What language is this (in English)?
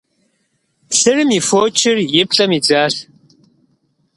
Kabardian